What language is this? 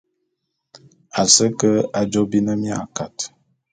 Bulu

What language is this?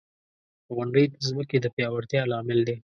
Pashto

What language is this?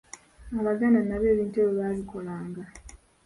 Ganda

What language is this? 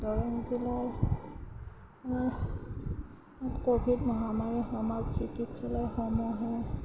Assamese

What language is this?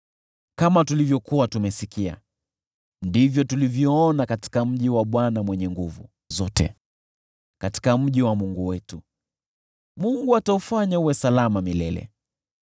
Swahili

